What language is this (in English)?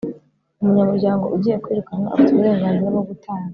Kinyarwanda